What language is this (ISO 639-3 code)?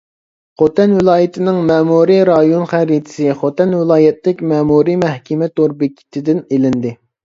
uig